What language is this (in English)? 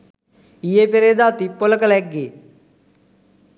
Sinhala